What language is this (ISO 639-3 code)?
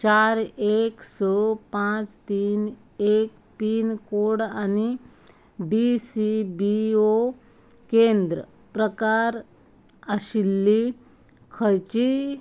kok